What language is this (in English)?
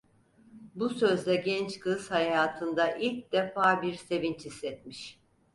Turkish